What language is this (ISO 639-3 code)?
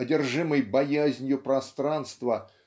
rus